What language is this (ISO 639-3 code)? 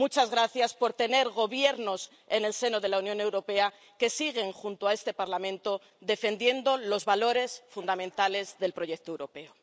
spa